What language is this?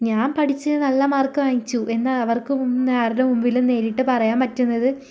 Malayalam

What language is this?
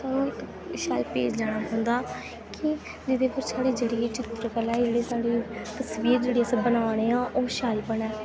Dogri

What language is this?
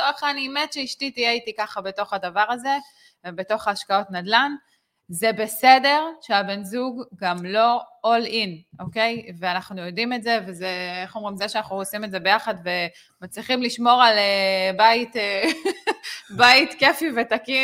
Hebrew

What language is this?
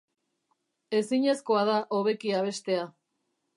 Basque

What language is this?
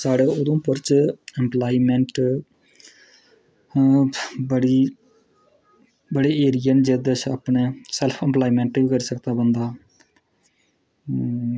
Dogri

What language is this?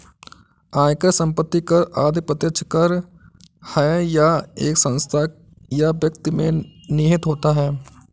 Hindi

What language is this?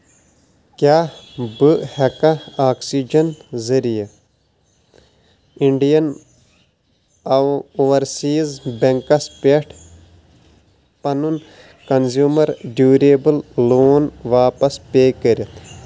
Kashmiri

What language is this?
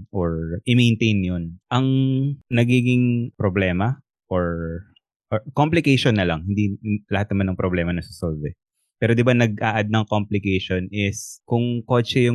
Filipino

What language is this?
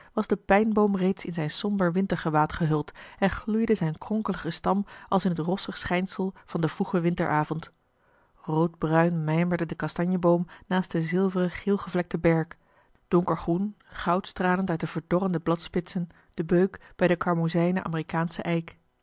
Dutch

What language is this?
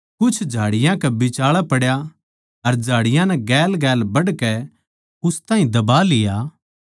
Haryanvi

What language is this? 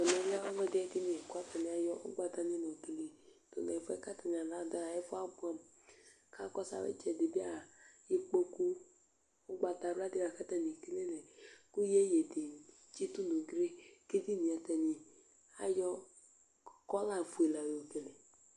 Ikposo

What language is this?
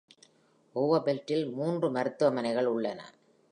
Tamil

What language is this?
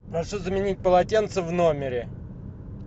Russian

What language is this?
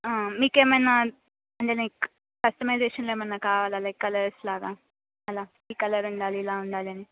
Telugu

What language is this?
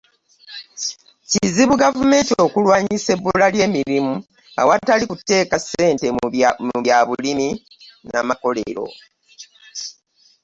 Ganda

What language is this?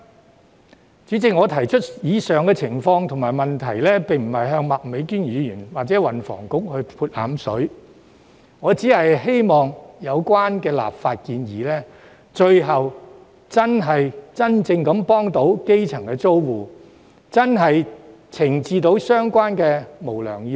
Cantonese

